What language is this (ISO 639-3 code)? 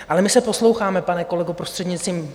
ces